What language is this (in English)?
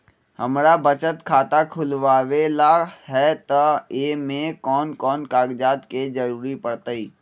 Magahi